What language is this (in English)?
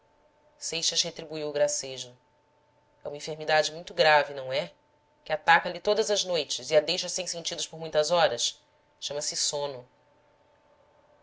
Portuguese